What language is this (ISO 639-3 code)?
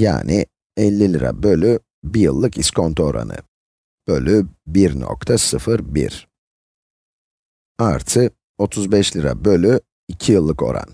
tur